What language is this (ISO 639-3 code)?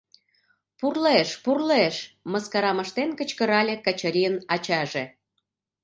chm